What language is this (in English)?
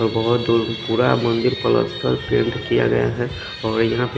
Hindi